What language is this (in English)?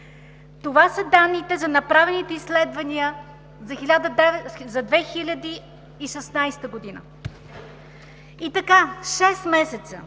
Bulgarian